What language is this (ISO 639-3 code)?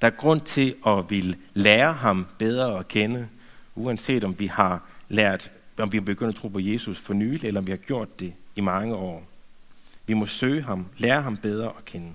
dan